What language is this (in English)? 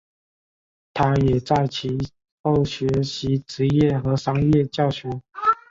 Chinese